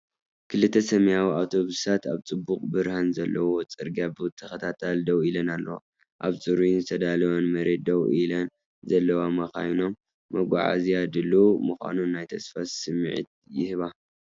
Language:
Tigrinya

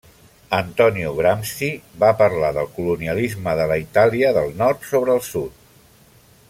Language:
Catalan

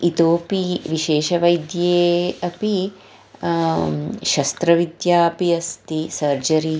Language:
Sanskrit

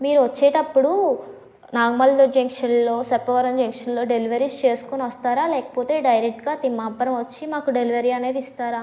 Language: Telugu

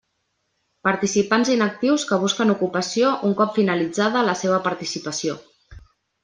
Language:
Catalan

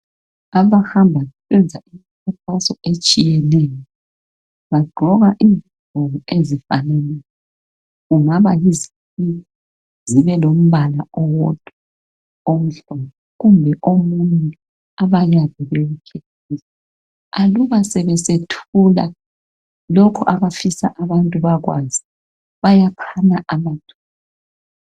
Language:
North Ndebele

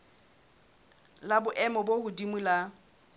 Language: Southern Sotho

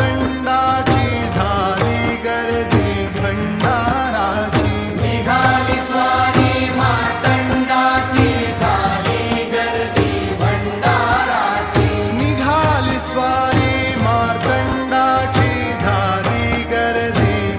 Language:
Hindi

